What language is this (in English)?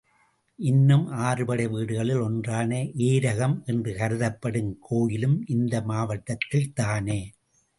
Tamil